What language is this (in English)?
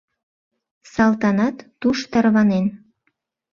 Mari